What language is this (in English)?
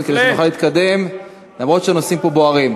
Hebrew